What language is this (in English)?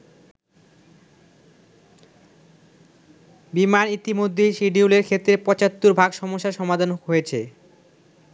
Bangla